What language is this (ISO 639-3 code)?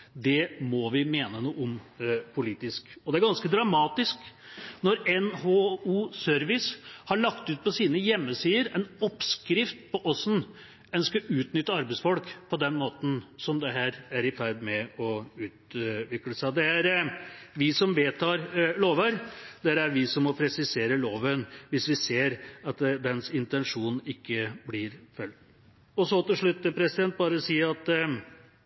nob